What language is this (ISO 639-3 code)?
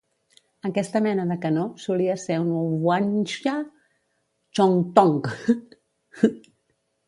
cat